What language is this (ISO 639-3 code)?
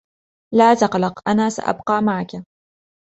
ara